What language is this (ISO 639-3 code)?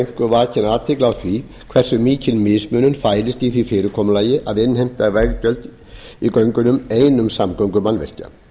isl